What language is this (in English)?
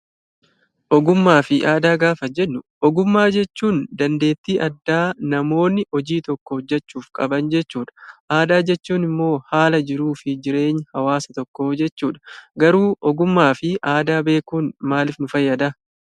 Oromo